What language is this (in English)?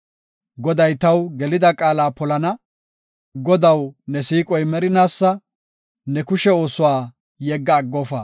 Gofa